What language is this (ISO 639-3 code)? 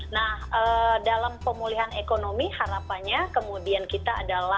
ind